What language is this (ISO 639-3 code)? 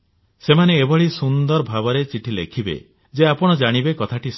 ori